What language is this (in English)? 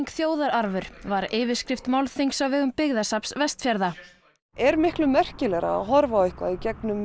Icelandic